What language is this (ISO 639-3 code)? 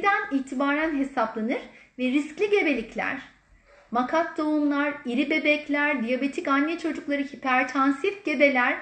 tur